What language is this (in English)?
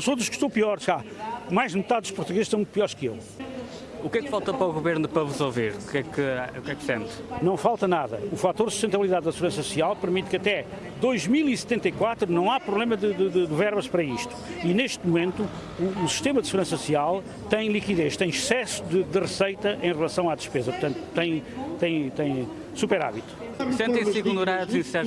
Portuguese